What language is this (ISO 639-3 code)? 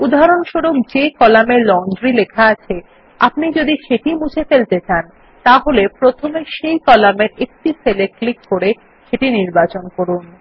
ben